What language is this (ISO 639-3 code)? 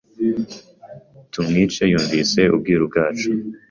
kin